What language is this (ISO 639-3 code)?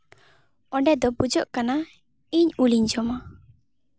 sat